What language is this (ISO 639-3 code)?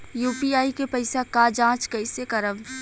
bho